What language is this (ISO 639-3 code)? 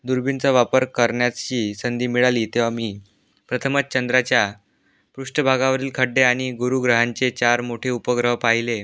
mar